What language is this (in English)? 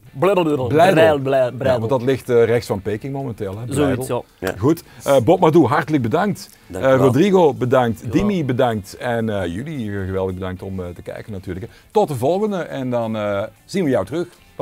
Dutch